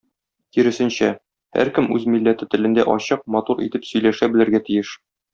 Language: Tatar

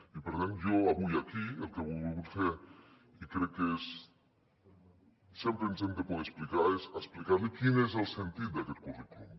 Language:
Catalan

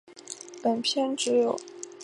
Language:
Chinese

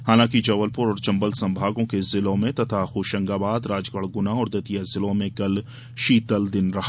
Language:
Hindi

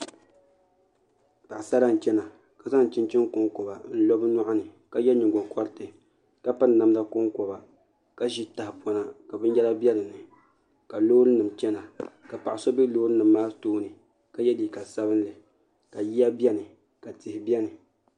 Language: Dagbani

